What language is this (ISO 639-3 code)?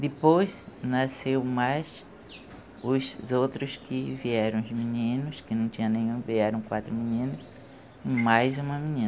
por